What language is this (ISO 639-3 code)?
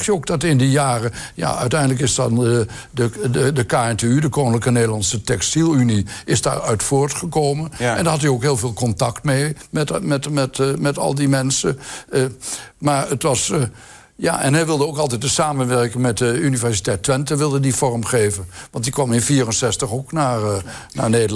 nld